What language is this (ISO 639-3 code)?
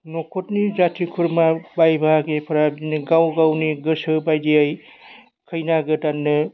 brx